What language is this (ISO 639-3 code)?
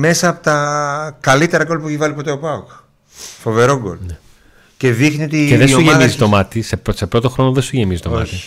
ell